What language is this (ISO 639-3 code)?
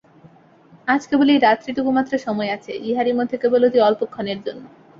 ben